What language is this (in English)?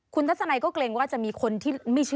Thai